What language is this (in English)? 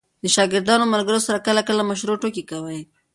Pashto